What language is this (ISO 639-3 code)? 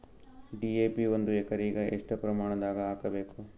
kan